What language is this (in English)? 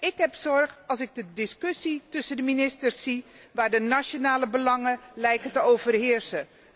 Dutch